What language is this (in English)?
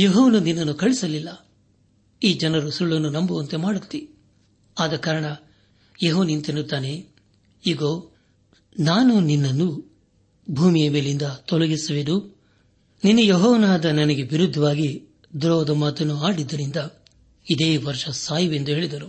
Kannada